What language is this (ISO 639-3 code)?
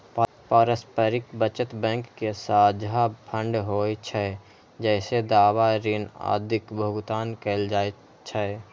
mai